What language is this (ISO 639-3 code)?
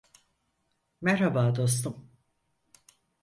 tur